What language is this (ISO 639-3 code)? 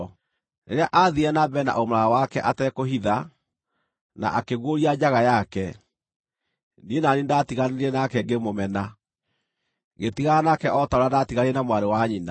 kik